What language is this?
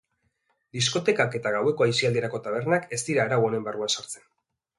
Basque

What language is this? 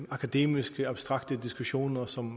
Danish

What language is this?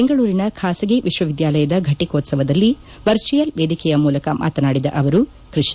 Kannada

